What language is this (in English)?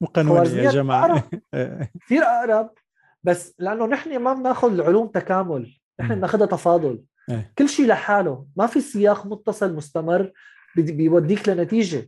Arabic